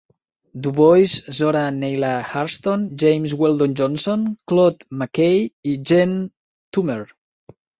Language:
Catalan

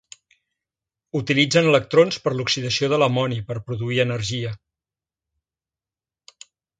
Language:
Catalan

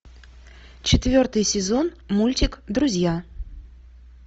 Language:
Russian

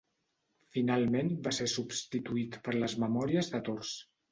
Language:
Catalan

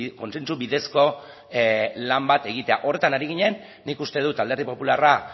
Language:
Basque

